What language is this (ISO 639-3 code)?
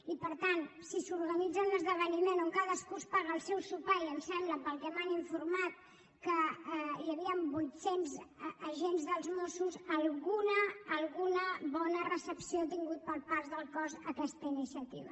cat